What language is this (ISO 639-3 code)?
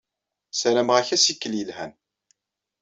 kab